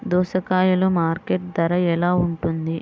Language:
Telugu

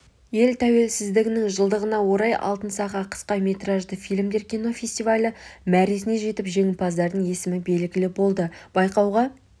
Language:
Kazakh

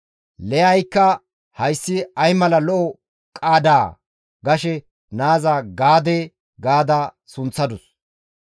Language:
Gamo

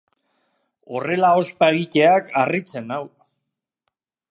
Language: Basque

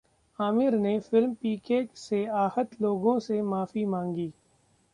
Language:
Hindi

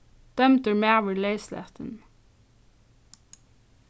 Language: Faroese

